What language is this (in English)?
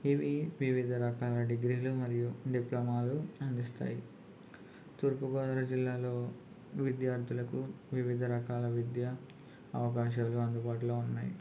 Telugu